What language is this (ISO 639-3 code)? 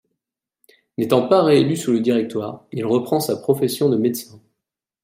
fra